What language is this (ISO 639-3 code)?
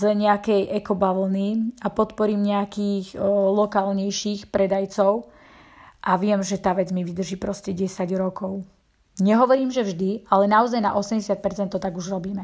slk